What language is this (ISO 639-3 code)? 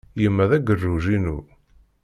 kab